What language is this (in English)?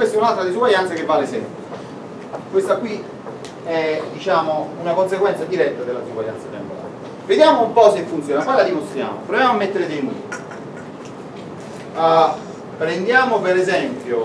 Italian